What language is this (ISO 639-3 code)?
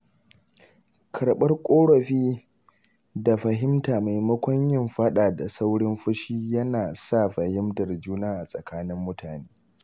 hau